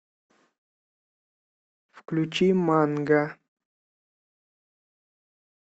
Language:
Russian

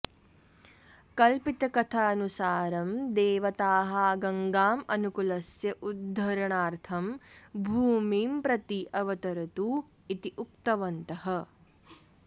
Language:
Sanskrit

